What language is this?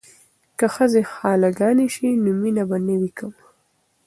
Pashto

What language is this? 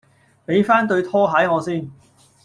Cantonese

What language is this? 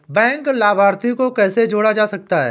Hindi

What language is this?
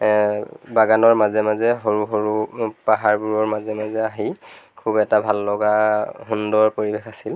Assamese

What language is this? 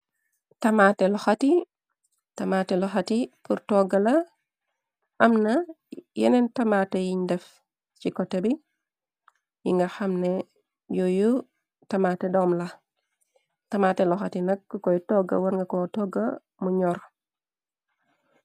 Wolof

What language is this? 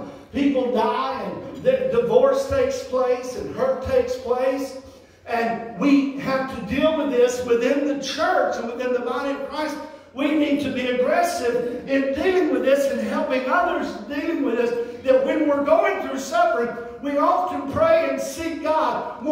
English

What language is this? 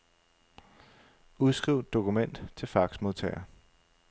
Danish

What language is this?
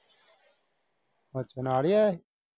Punjabi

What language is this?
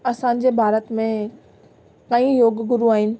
Sindhi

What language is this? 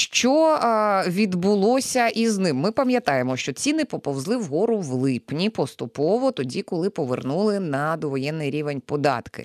Ukrainian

